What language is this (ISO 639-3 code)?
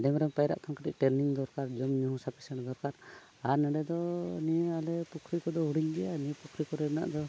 sat